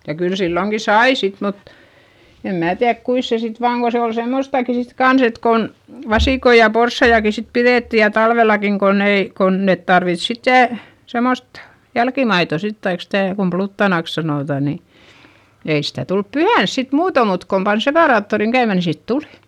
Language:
Finnish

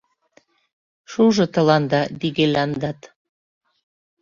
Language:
Mari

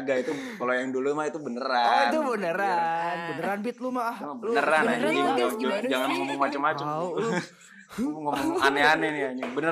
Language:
Indonesian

